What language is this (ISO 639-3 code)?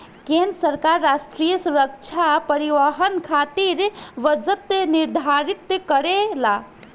bho